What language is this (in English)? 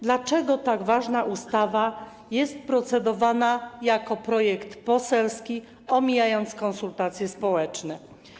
Polish